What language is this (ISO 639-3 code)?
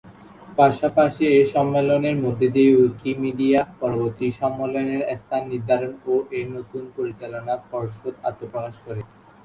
ben